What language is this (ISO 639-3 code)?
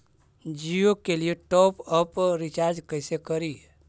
mag